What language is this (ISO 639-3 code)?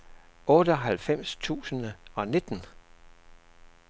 dan